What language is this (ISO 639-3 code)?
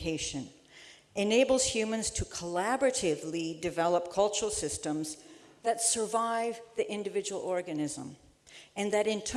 eng